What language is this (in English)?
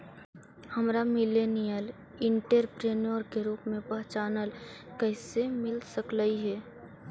Magahi